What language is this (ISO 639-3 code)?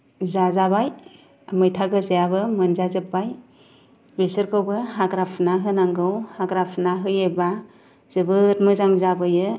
brx